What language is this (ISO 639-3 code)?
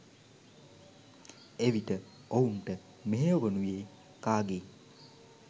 sin